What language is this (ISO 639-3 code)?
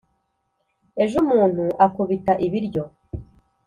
kin